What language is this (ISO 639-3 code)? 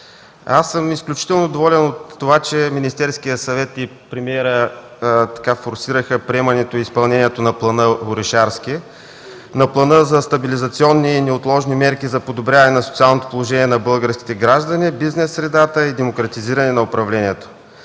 bul